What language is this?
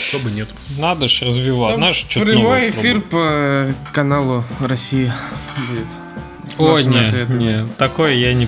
Russian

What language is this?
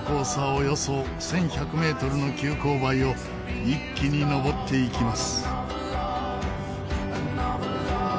Japanese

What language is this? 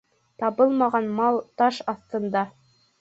Bashkir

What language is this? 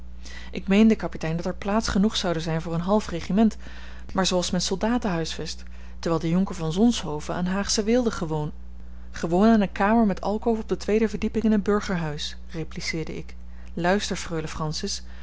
Dutch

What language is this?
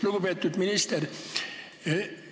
Estonian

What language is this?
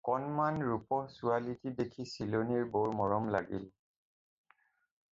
Assamese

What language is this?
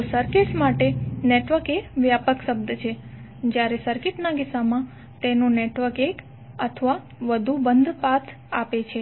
Gujarati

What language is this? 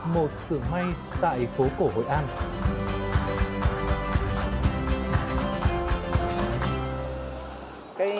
Vietnamese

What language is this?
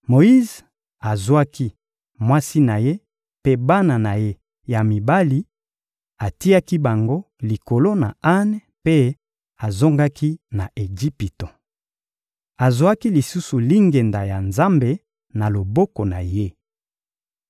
Lingala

